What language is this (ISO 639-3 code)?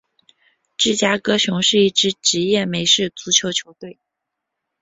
zho